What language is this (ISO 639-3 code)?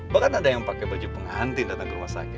ind